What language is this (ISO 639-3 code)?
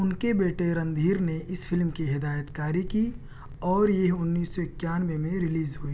urd